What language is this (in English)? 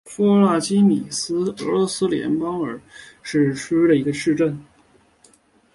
Chinese